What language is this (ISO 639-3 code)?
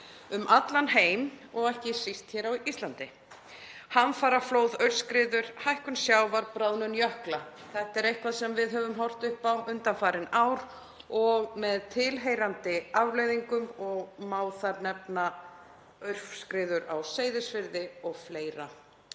isl